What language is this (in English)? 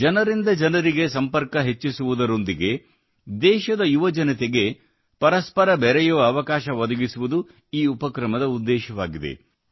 Kannada